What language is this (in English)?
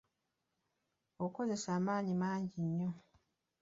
Ganda